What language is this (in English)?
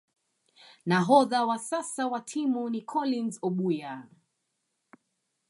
Swahili